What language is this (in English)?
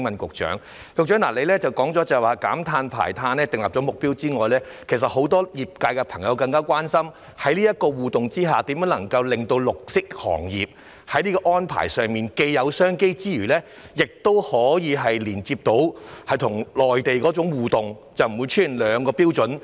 Cantonese